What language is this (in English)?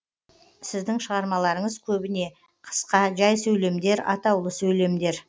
Kazakh